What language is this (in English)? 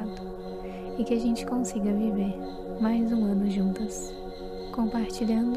Portuguese